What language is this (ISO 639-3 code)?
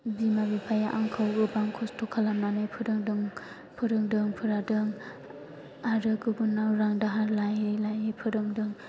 brx